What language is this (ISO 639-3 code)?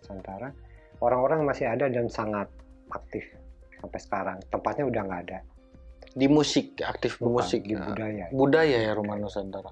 ind